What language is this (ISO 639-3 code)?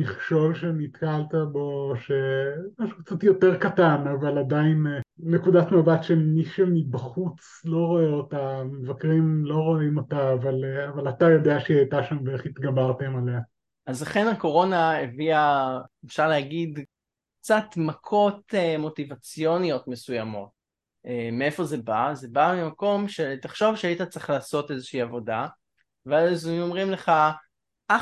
heb